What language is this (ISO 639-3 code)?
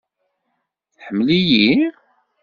kab